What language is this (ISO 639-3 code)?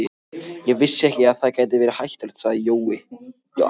isl